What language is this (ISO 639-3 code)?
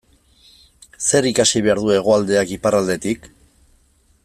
eus